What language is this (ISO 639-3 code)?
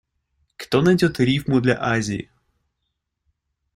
rus